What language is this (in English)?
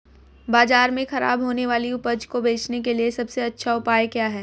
Hindi